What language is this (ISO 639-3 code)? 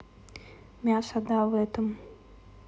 rus